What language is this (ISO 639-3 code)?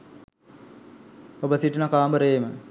sin